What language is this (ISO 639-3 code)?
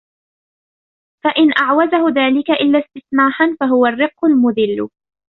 ara